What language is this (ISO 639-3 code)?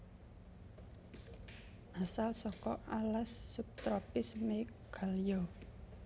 jav